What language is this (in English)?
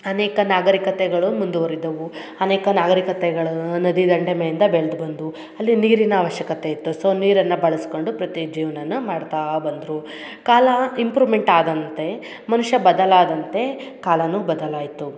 Kannada